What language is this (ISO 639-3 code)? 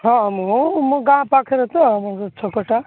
ori